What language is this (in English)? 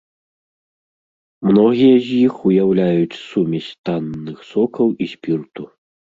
Belarusian